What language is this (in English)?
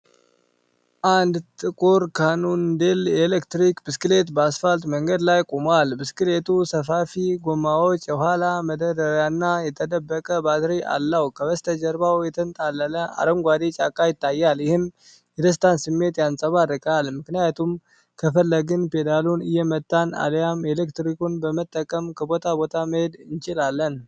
Amharic